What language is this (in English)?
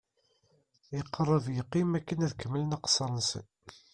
Kabyle